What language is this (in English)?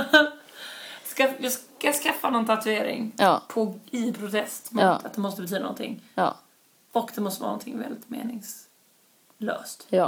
Swedish